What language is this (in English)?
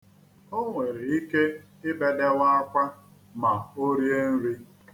Igbo